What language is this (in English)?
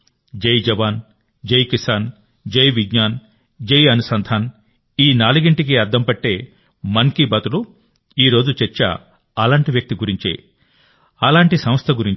Telugu